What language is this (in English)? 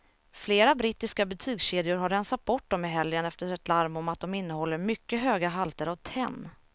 Swedish